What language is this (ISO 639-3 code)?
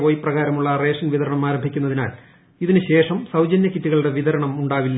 mal